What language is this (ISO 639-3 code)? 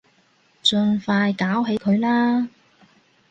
yue